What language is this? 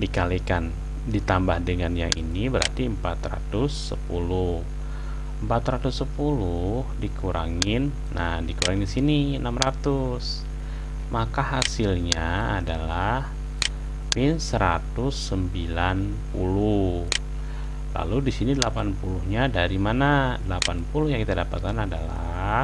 Indonesian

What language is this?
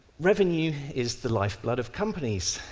English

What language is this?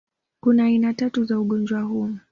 Swahili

